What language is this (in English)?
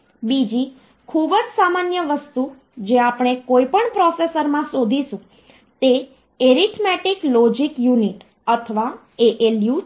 Gujarati